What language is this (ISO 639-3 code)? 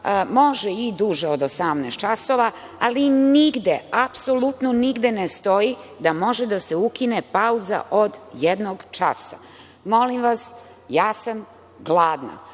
srp